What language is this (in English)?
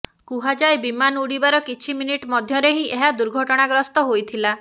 Odia